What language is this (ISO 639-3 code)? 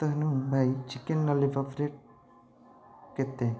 ori